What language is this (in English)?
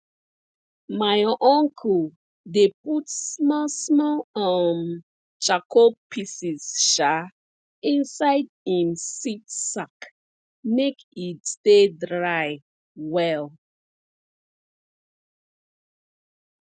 Nigerian Pidgin